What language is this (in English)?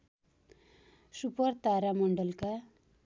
Nepali